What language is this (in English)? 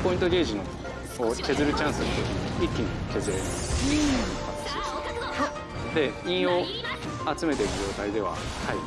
Japanese